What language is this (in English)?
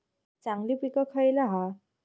Marathi